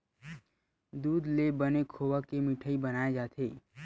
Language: Chhattisgarhi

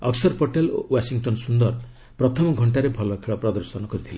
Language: Odia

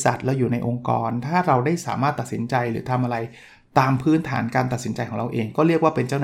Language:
Thai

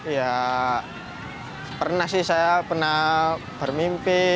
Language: Indonesian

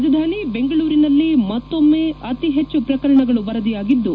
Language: Kannada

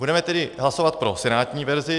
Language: Czech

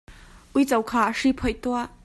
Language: Hakha Chin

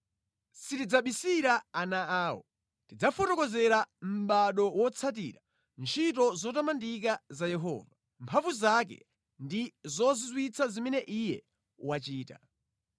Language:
Nyanja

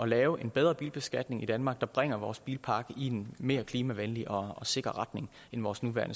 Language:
Danish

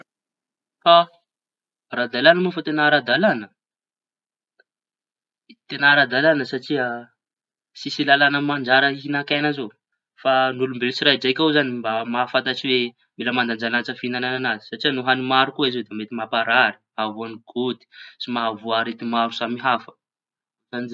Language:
Tanosy Malagasy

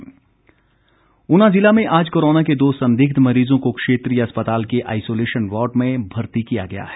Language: Hindi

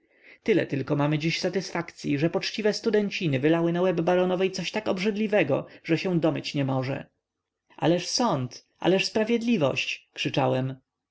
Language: Polish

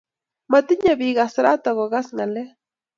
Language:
Kalenjin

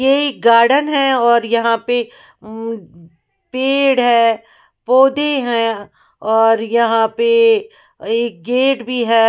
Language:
Hindi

